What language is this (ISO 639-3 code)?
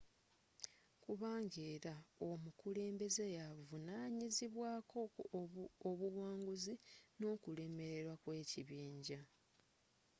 lug